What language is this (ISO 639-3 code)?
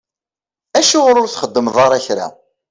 kab